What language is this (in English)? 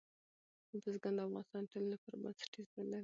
Pashto